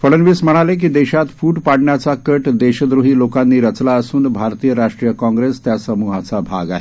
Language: Marathi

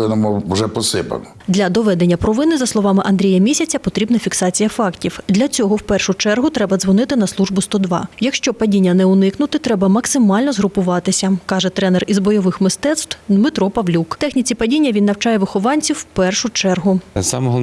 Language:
Ukrainian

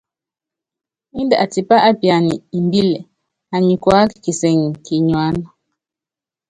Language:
Yangben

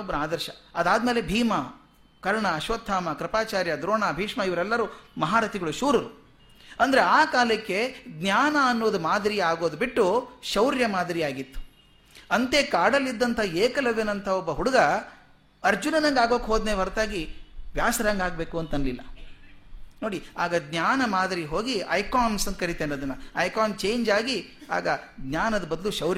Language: Kannada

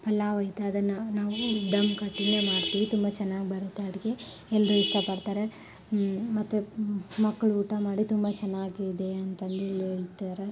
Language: Kannada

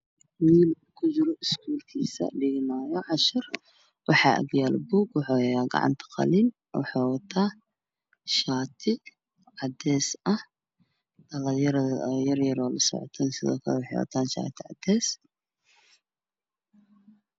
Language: Somali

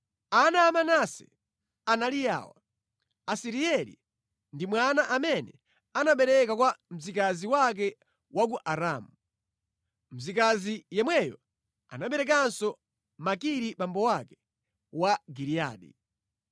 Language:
Nyanja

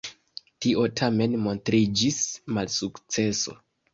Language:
Esperanto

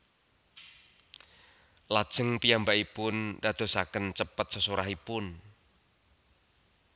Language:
Javanese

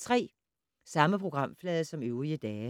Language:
Danish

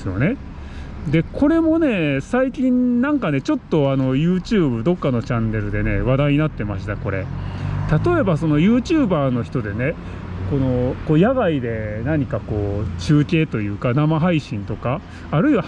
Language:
Japanese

